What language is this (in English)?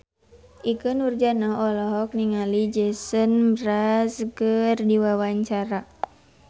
Sundanese